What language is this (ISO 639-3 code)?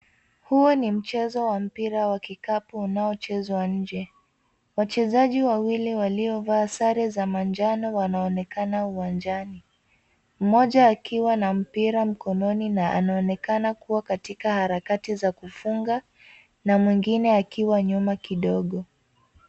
swa